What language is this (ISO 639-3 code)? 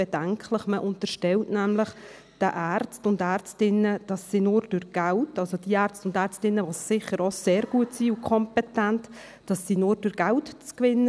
gsw